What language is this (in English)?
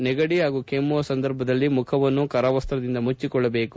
Kannada